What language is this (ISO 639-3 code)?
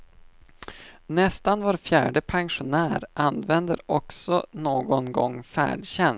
swe